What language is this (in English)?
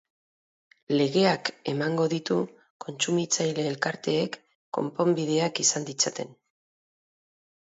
Basque